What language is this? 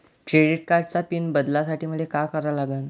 Marathi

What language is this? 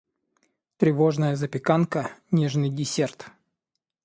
Russian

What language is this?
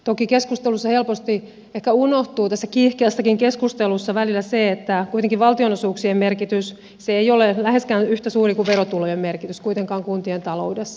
Finnish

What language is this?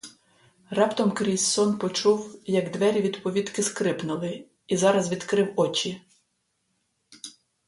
Ukrainian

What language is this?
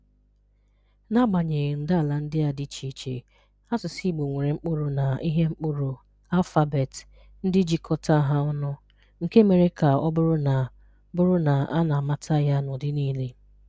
Igbo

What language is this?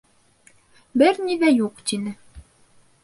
Bashkir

